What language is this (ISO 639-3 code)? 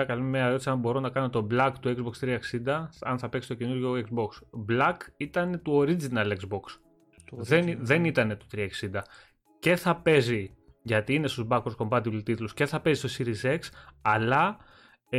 ell